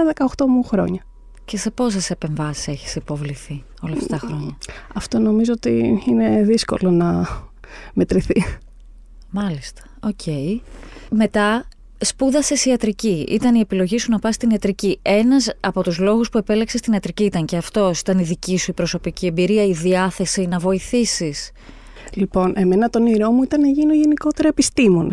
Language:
Greek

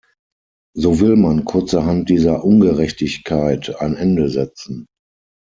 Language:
German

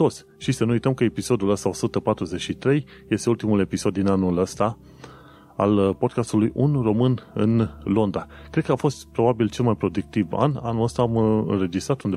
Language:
Romanian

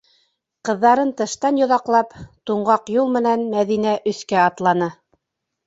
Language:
Bashkir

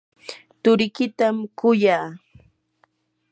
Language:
Yanahuanca Pasco Quechua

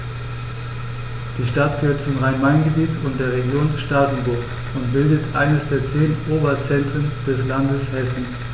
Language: German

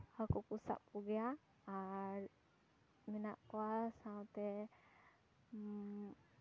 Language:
Santali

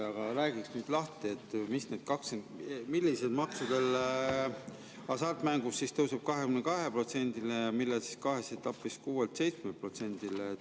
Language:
Estonian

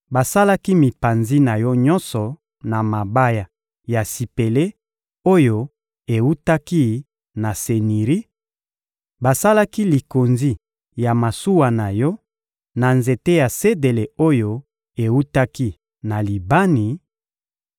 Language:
Lingala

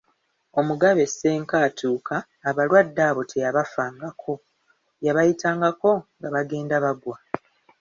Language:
Ganda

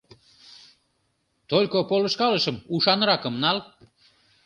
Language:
Mari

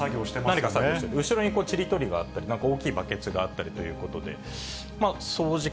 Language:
Japanese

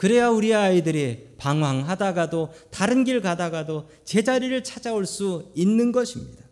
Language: Korean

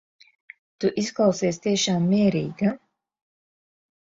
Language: Latvian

